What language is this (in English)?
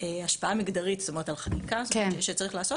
Hebrew